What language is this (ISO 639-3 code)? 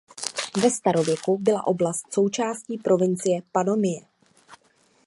ces